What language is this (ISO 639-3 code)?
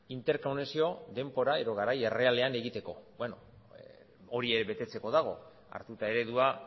eus